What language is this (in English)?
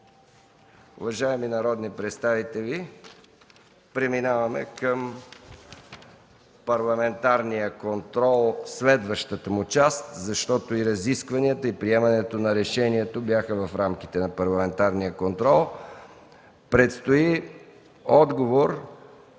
Bulgarian